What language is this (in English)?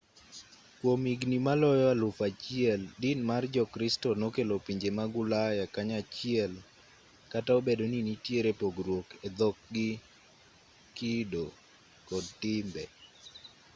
Luo (Kenya and Tanzania)